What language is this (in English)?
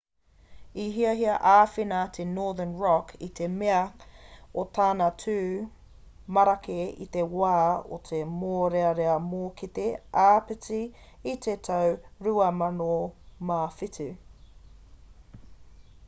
Māori